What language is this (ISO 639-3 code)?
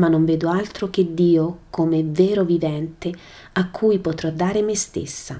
ita